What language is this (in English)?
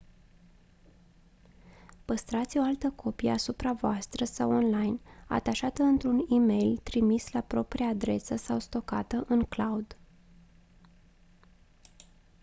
Romanian